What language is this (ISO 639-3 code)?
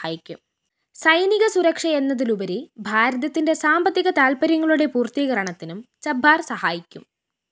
mal